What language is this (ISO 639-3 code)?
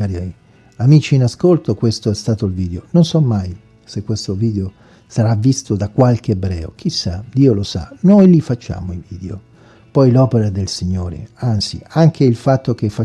ita